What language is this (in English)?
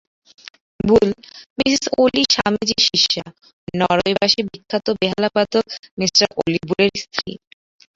Bangla